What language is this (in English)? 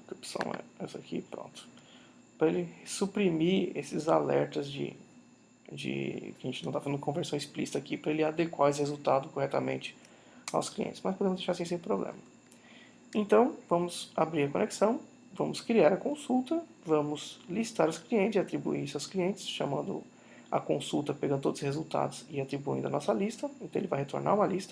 Portuguese